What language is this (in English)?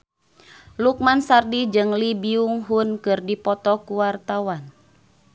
Sundanese